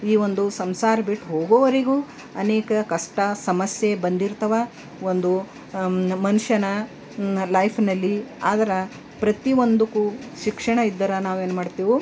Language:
Kannada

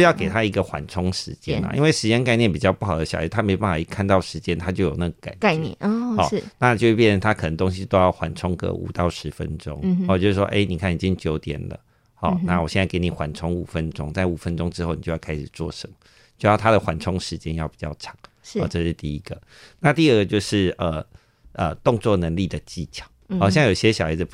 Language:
Chinese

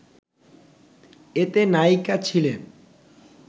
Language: Bangla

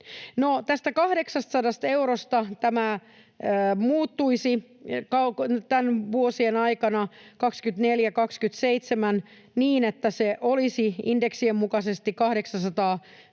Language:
Finnish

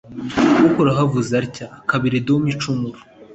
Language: Kinyarwanda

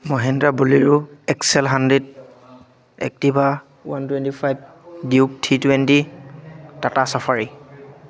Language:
Assamese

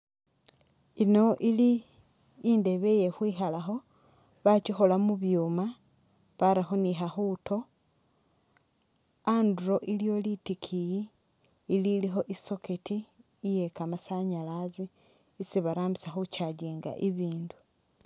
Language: Masaaba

